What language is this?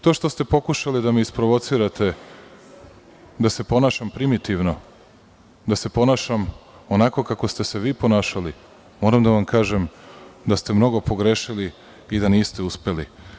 Serbian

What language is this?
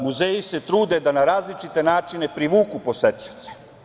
Serbian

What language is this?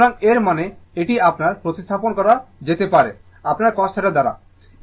Bangla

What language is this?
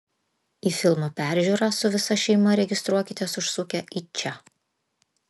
Lithuanian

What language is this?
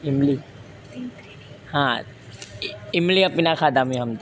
Sanskrit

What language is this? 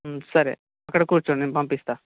Telugu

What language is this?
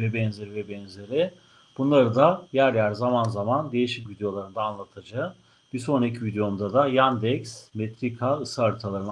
Turkish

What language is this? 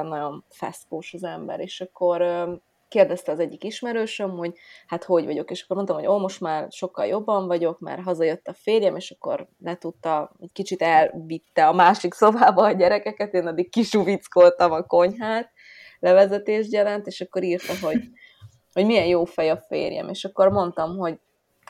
Hungarian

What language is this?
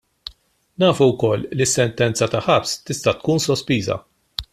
Maltese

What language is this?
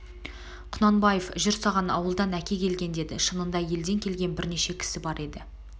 Kazakh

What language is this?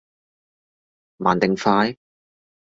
Cantonese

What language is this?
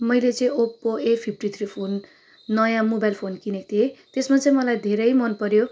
Nepali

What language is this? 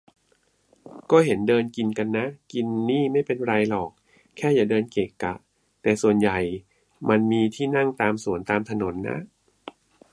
Thai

